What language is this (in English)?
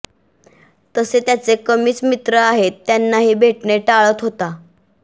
Marathi